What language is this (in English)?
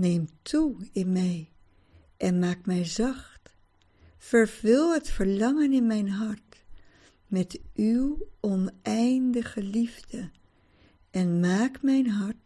Dutch